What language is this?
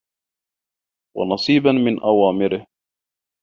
Arabic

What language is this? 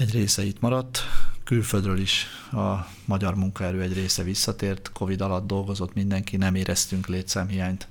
Hungarian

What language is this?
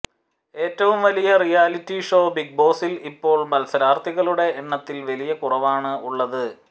Malayalam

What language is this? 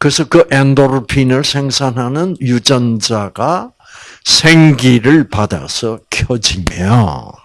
Korean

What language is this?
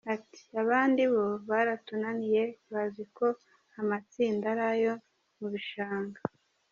Kinyarwanda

